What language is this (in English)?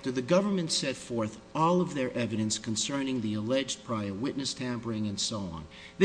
English